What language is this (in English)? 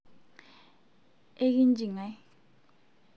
Masai